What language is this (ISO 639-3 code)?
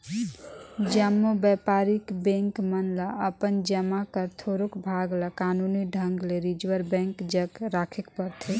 hne